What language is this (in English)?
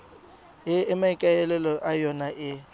Tswana